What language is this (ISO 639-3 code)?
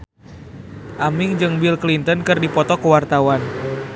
sun